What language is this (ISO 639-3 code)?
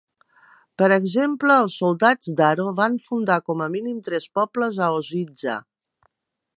cat